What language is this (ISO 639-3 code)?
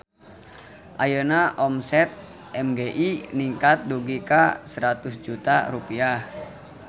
sun